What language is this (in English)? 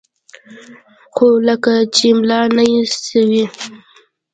Pashto